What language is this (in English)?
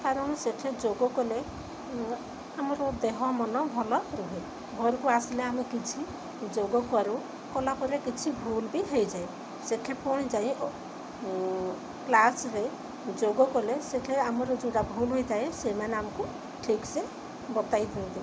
Odia